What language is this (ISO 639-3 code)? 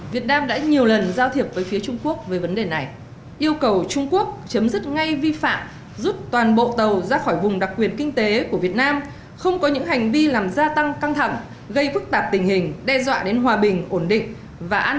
vie